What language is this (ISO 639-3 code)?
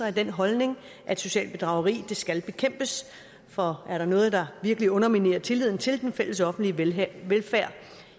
dan